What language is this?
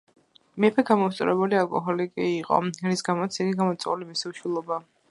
Georgian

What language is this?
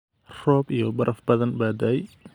Somali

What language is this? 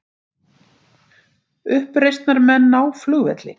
Icelandic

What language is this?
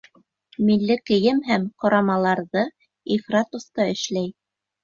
Bashkir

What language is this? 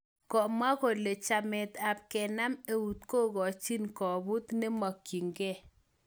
Kalenjin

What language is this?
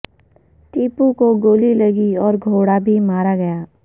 Urdu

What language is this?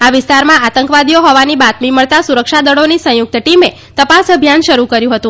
Gujarati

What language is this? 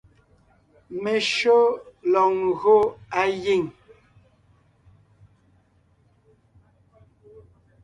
Ngiemboon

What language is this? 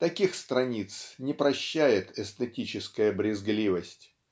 Russian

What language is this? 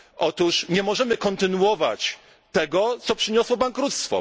Polish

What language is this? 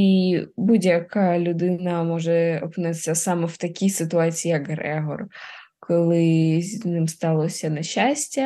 Ukrainian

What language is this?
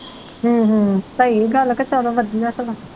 Punjabi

